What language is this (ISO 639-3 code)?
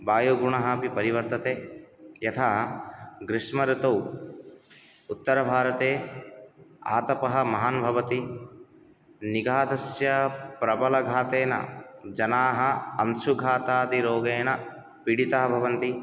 san